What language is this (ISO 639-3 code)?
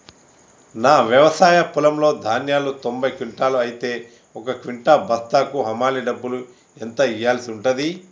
tel